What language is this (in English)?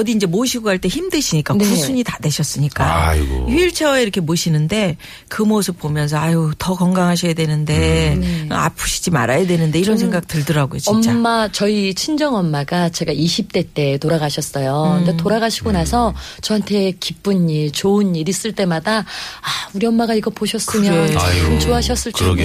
Korean